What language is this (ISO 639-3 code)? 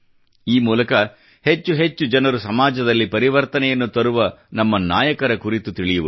kan